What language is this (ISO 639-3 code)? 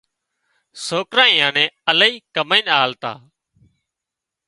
kxp